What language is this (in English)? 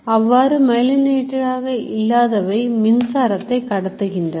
Tamil